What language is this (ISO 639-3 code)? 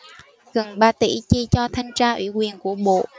vie